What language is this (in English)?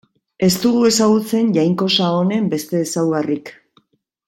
Basque